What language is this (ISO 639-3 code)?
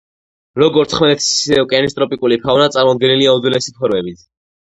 kat